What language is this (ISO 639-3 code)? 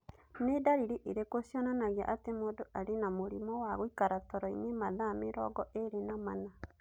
kik